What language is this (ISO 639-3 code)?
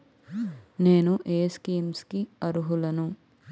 tel